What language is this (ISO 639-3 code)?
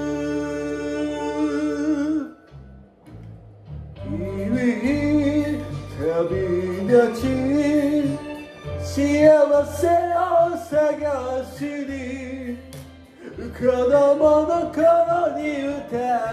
ara